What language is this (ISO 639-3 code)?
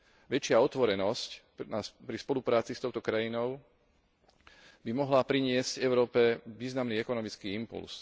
slk